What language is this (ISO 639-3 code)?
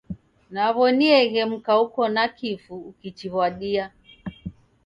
dav